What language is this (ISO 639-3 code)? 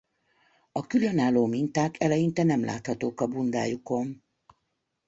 hun